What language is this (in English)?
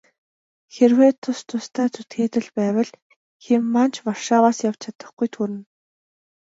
Mongolian